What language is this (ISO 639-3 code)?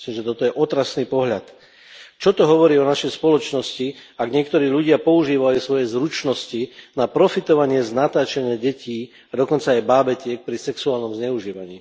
slk